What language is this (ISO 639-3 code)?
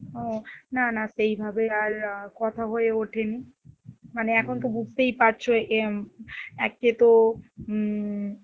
ben